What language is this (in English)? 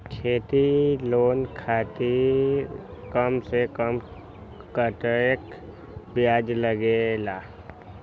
Magahi